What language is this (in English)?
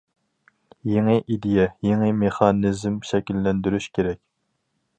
Uyghur